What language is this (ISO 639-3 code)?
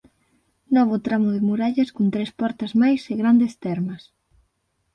glg